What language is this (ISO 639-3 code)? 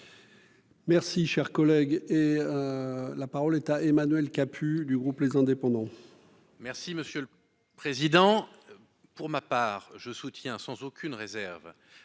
fra